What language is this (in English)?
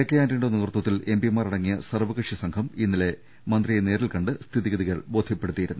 Malayalam